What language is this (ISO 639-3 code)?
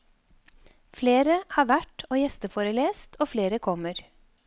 nor